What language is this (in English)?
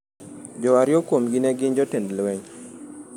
Luo (Kenya and Tanzania)